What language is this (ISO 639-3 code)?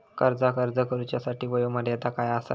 mar